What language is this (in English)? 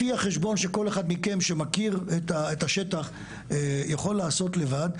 Hebrew